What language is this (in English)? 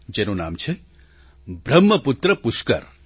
Gujarati